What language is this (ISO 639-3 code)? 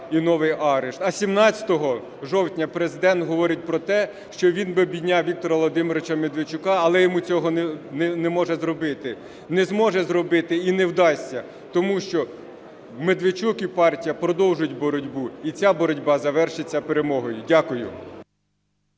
ukr